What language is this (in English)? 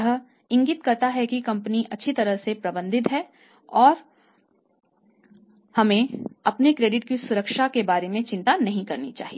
Hindi